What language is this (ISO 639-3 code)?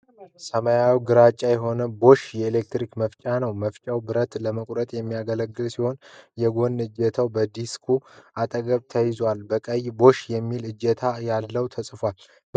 amh